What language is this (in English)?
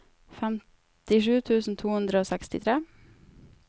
Norwegian